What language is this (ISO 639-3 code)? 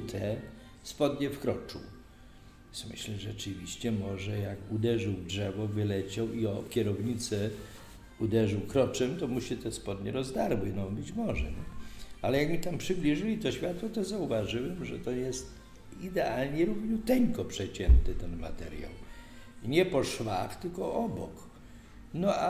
pol